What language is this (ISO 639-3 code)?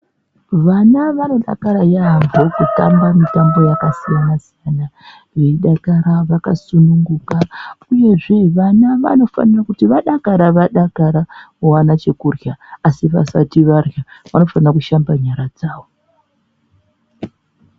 ndc